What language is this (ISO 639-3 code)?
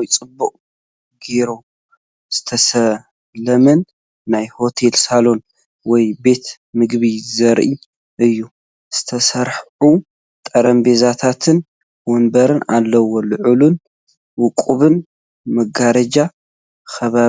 tir